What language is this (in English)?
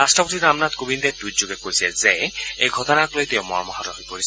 Assamese